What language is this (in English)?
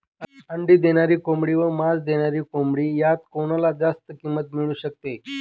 Marathi